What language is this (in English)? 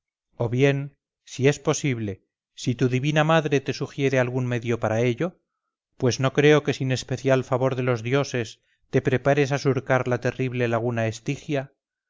Spanish